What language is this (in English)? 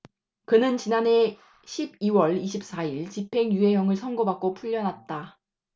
Korean